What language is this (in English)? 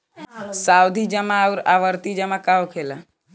Bhojpuri